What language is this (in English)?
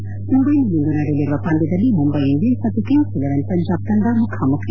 Kannada